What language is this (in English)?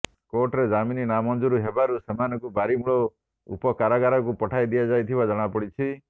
Odia